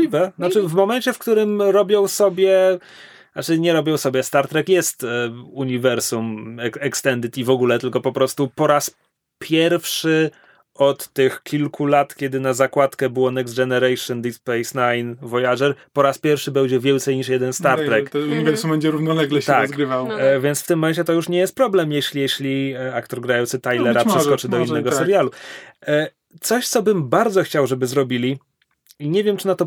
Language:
Polish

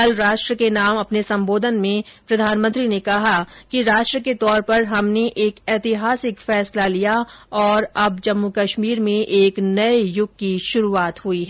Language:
Hindi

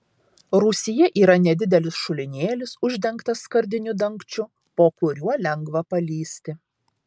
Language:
Lithuanian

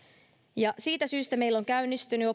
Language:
Finnish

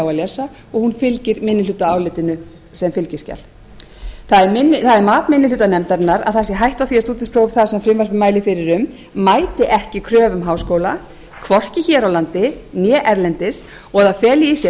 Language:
Icelandic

